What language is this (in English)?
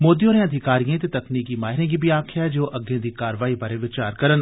Dogri